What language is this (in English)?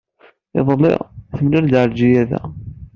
Kabyle